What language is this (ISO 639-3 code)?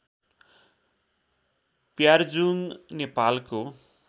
nep